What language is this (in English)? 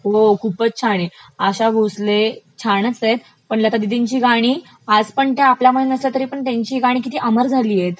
Marathi